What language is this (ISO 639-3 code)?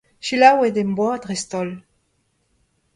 bre